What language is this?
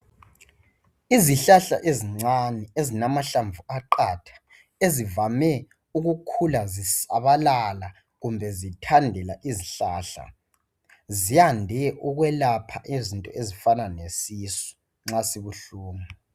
North Ndebele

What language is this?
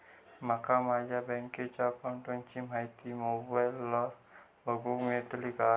Marathi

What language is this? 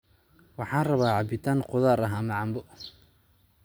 Somali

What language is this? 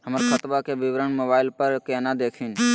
Magahi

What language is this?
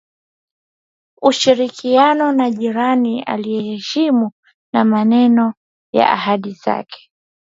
Swahili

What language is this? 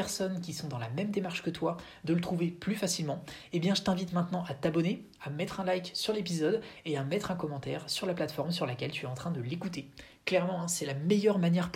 French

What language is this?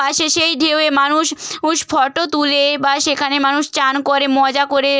Bangla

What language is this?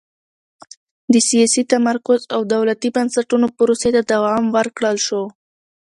Pashto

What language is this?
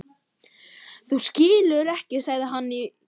Icelandic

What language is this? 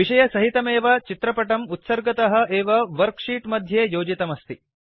Sanskrit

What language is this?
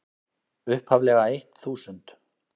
Icelandic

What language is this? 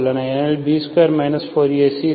Tamil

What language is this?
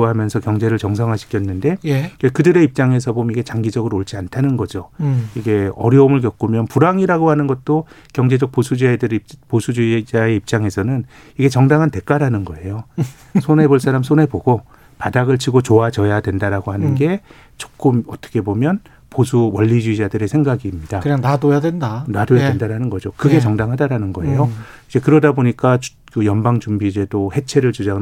Korean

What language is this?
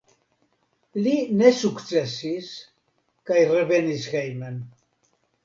Esperanto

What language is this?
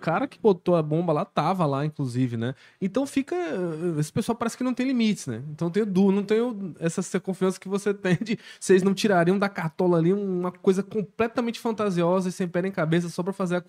Portuguese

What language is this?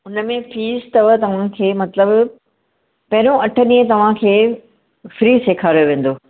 Sindhi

